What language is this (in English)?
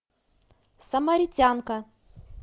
Russian